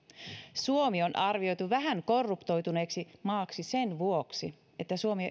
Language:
Finnish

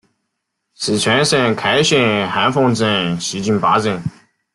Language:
Chinese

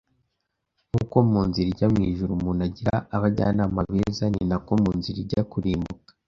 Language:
Kinyarwanda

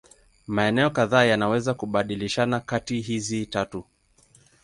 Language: Swahili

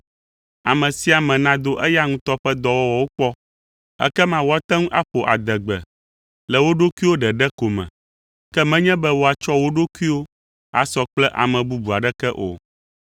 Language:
Ewe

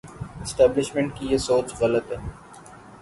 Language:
Urdu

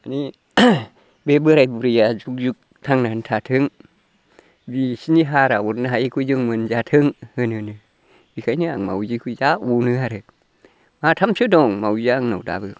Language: Bodo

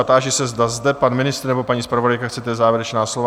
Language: Czech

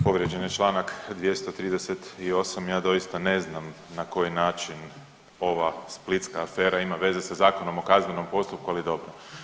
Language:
Croatian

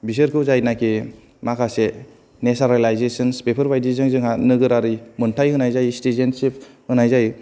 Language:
Bodo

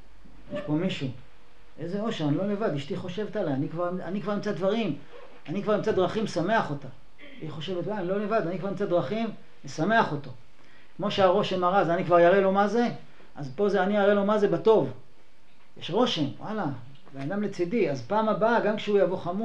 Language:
Hebrew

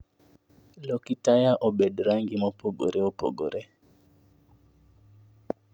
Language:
Luo (Kenya and Tanzania)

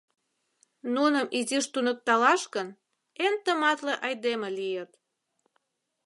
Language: Mari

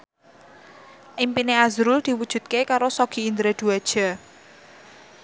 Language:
Javanese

